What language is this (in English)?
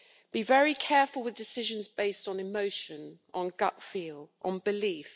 English